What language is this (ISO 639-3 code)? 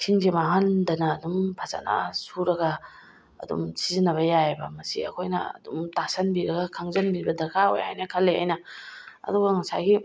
mni